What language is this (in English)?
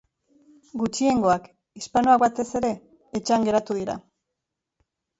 Basque